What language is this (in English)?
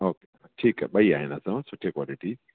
Sindhi